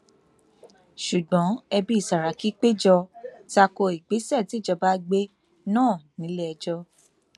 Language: Yoruba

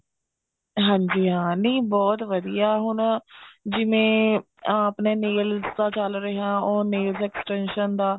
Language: Punjabi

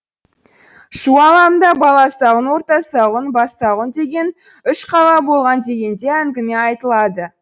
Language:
Kazakh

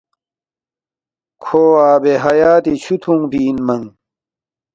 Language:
Balti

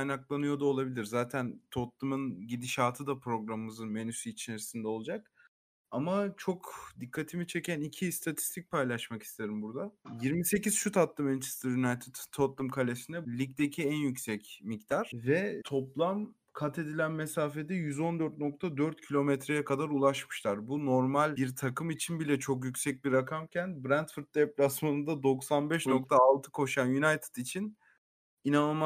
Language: Turkish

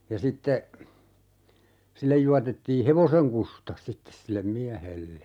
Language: Finnish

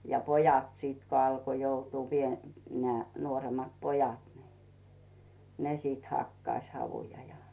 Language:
Finnish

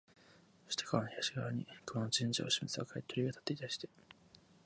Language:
Japanese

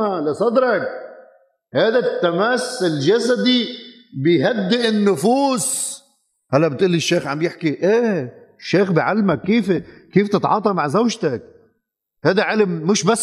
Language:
Arabic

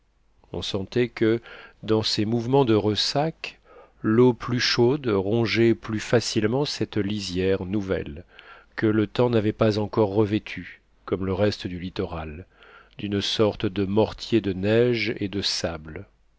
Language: French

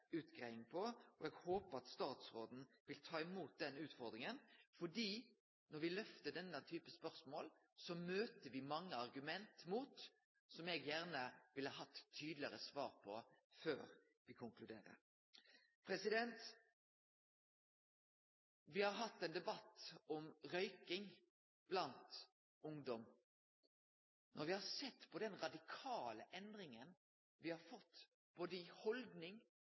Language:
Norwegian Nynorsk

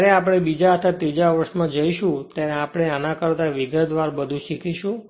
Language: Gujarati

